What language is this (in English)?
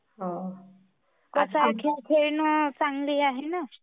Marathi